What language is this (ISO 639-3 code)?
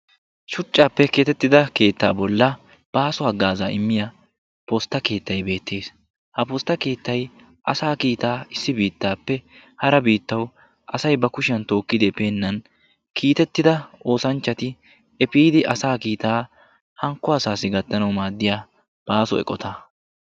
wal